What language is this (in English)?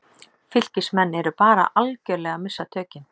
Icelandic